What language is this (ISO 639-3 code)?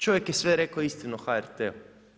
hrv